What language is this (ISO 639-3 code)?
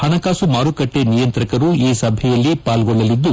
kan